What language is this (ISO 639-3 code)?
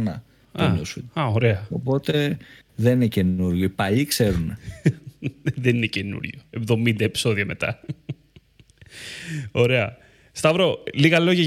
ell